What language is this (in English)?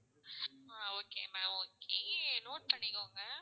Tamil